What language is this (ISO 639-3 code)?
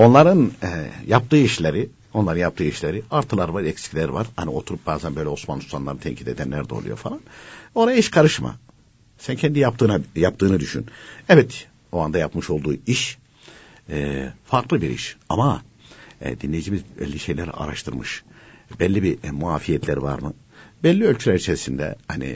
tur